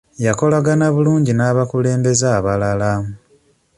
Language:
Ganda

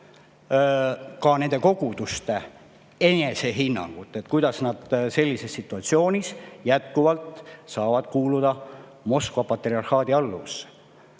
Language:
Estonian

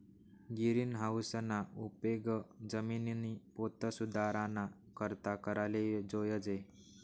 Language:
Marathi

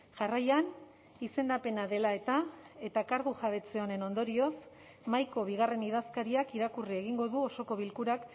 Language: Basque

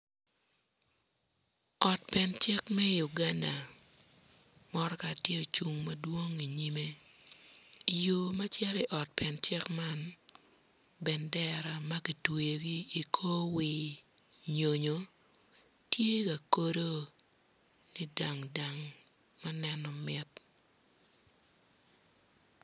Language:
Acoli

